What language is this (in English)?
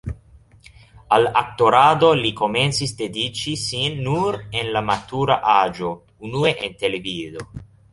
Esperanto